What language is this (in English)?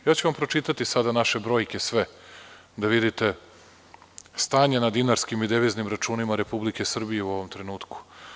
Serbian